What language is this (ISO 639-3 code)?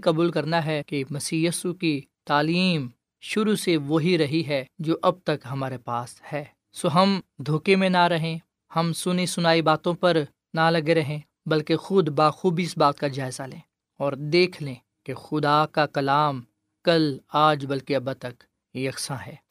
urd